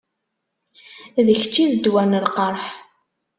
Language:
Kabyle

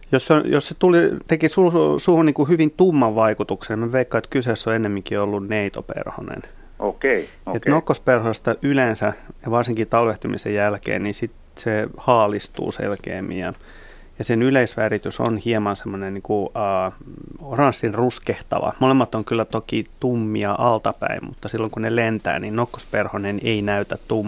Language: Finnish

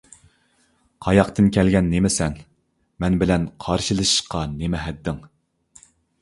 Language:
Uyghur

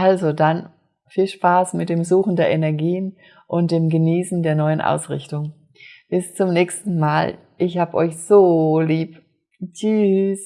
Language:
German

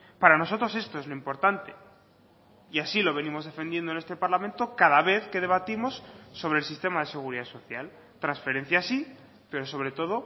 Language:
Spanish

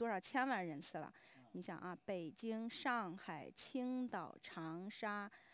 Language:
Chinese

